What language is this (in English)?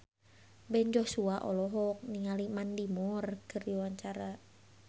Sundanese